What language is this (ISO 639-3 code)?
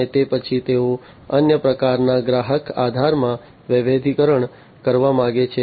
guj